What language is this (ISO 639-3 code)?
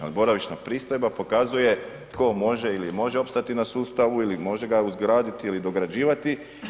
hrv